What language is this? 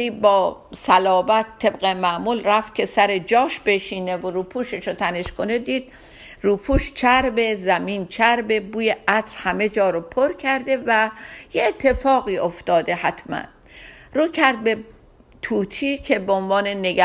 Persian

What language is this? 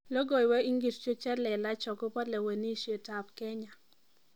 Kalenjin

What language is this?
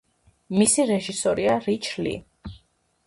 Georgian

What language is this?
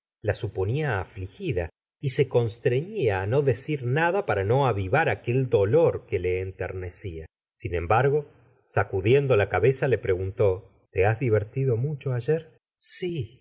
Spanish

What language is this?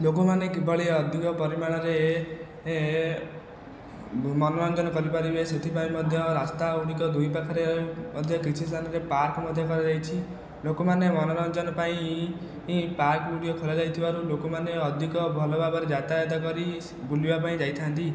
Odia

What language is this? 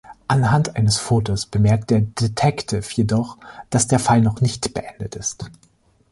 German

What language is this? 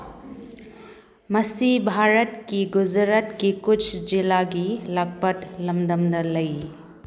Manipuri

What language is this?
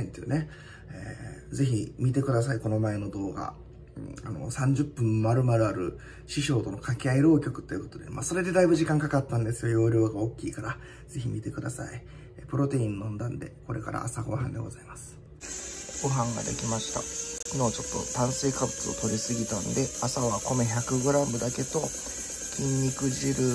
Japanese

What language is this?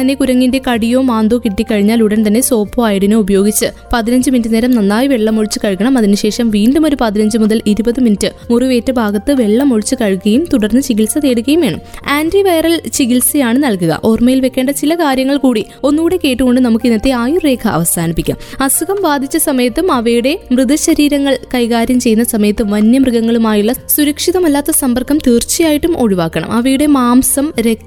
Malayalam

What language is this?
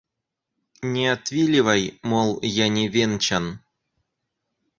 Russian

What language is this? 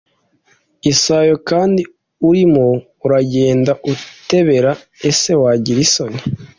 Kinyarwanda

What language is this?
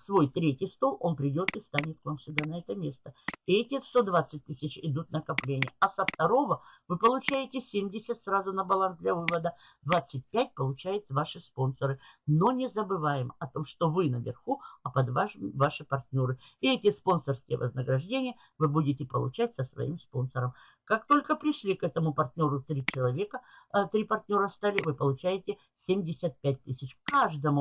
Russian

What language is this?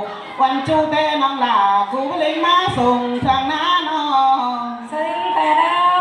Thai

